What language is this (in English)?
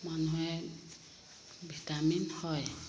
Assamese